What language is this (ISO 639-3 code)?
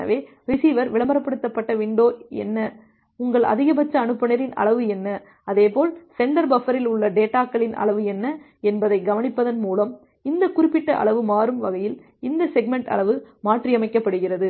tam